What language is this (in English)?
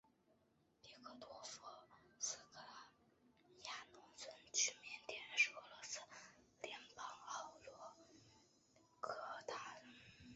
Chinese